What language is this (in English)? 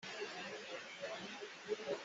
Hakha Chin